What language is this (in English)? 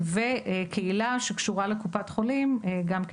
Hebrew